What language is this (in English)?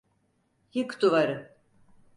Turkish